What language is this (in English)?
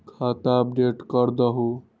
Magahi